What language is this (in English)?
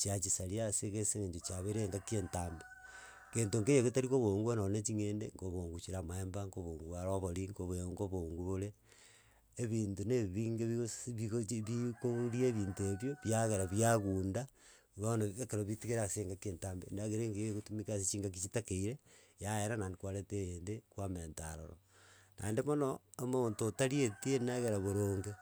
Gusii